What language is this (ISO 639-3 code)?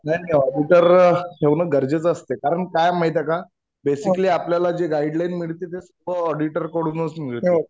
mar